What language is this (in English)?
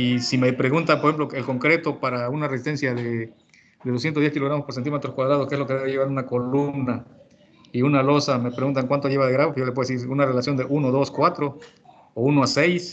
Spanish